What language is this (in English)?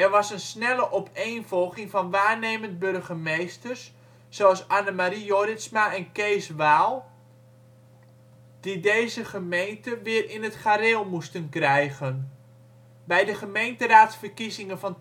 Dutch